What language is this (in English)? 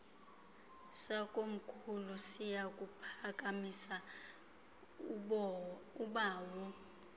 Xhosa